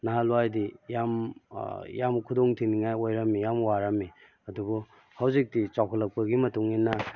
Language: Manipuri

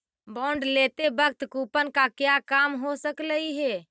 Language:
Magahi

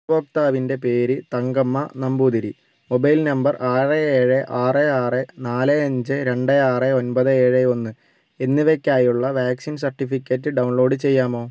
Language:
Malayalam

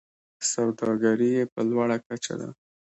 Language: Pashto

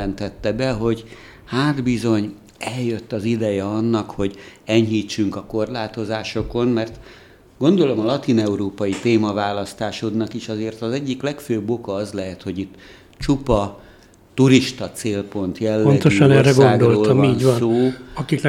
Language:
Hungarian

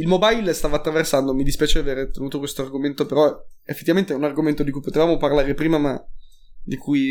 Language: Italian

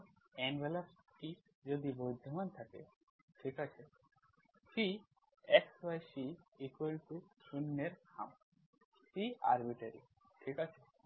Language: Bangla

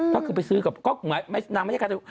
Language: Thai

